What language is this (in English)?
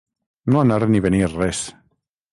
Catalan